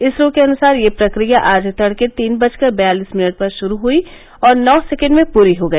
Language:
Hindi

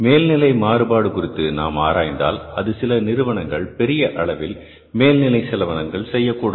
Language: Tamil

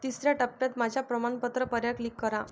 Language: Marathi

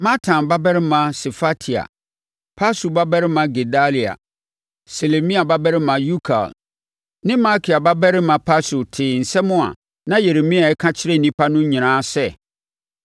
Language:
Akan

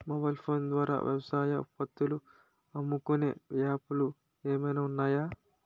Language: Telugu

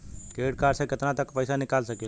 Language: Bhojpuri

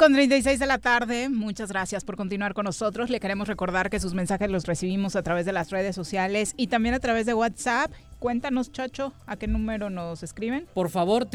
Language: Spanish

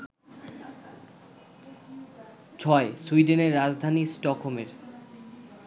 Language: Bangla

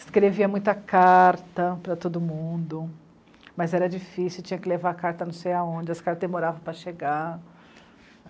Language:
Portuguese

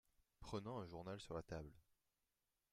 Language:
French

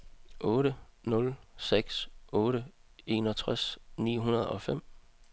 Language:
Danish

